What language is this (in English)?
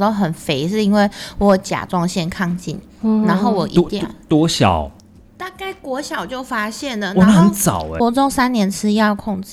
Chinese